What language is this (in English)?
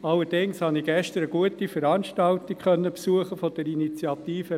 Swiss German